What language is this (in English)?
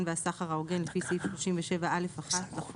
Hebrew